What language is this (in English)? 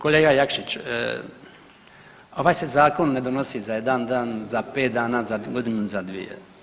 Croatian